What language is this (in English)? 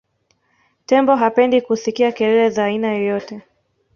Swahili